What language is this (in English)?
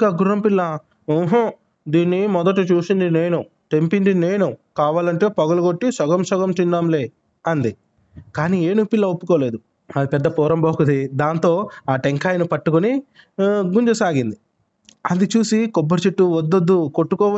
Telugu